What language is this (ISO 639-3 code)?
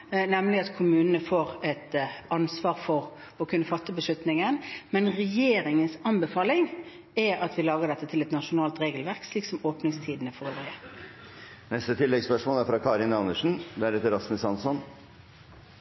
nob